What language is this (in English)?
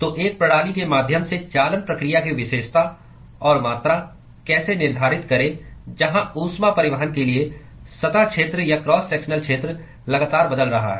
Hindi